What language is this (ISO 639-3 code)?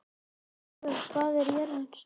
isl